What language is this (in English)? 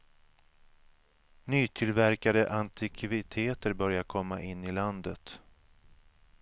Swedish